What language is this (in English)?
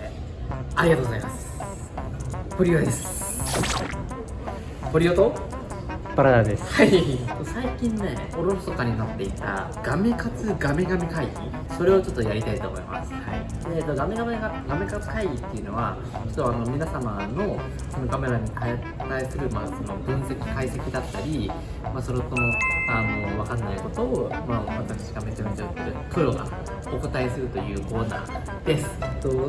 Japanese